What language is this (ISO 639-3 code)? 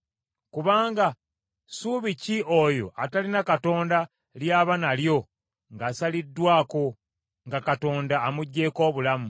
lug